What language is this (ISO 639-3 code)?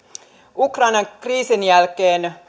fin